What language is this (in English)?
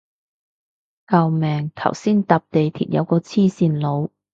Cantonese